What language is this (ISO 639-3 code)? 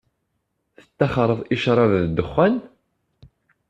kab